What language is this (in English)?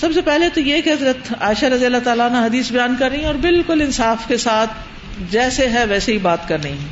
Urdu